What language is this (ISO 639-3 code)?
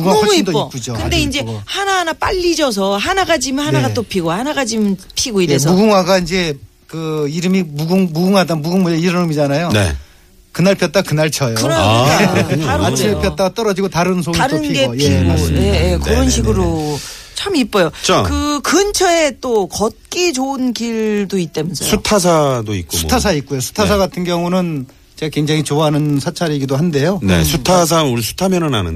kor